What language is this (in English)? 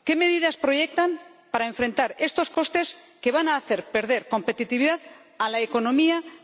Spanish